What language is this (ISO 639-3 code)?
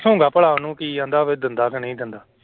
pan